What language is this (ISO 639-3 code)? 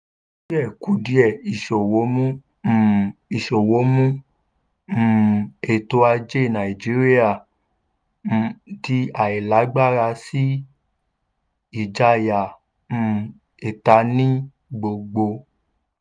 yor